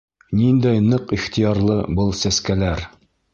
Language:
Bashkir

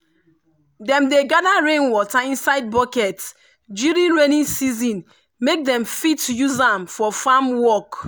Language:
Nigerian Pidgin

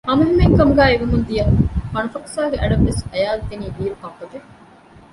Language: Divehi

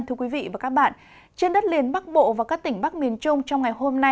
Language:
Vietnamese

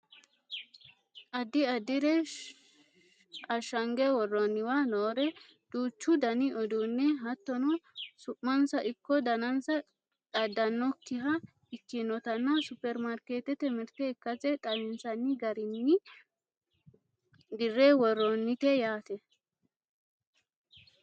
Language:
Sidamo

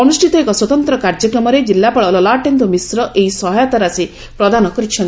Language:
Odia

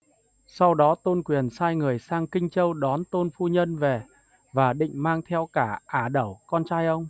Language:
Vietnamese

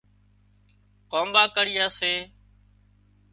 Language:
Wadiyara Koli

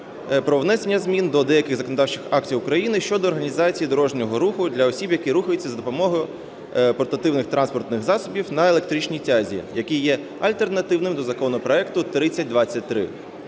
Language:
Ukrainian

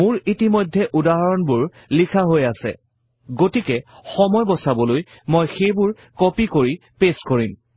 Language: Assamese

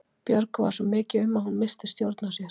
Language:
Icelandic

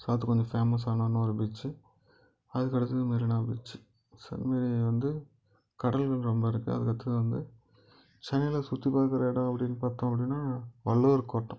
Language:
Tamil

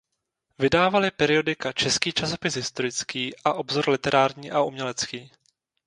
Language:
Czech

